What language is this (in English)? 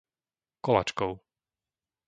Slovak